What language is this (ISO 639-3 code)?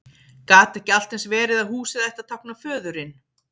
isl